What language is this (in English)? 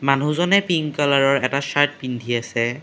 Assamese